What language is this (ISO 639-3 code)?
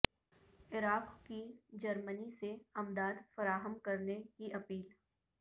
urd